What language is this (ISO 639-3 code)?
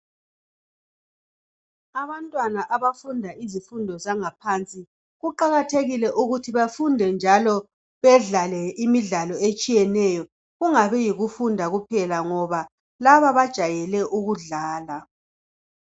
nde